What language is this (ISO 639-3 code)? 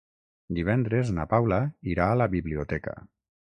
cat